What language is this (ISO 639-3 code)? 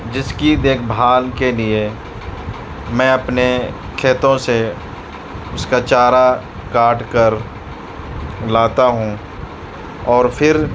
urd